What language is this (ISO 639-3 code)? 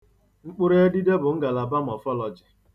ibo